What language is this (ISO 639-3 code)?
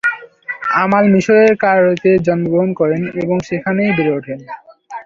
ben